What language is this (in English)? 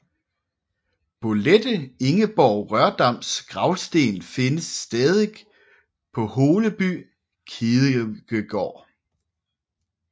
Danish